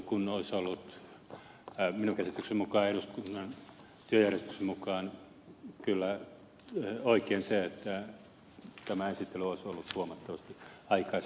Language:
Finnish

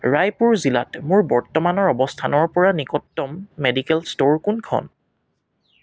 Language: Assamese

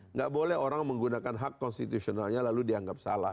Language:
Indonesian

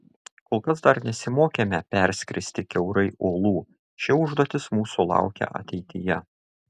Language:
Lithuanian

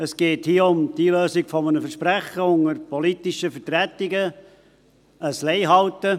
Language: Swiss German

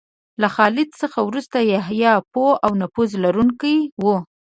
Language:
Pashto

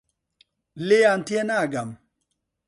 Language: Central Kurdish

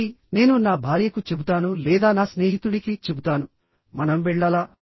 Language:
Telugu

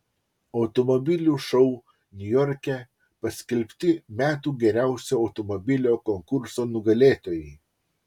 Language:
Lithuanian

